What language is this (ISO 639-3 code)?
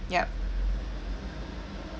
eng